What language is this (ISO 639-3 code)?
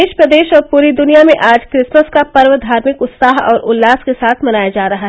hin